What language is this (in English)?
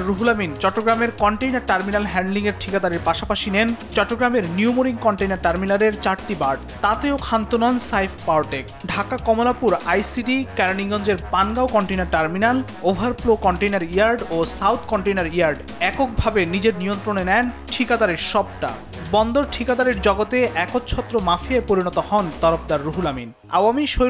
Bangla